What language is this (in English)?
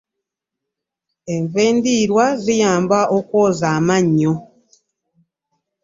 Ganda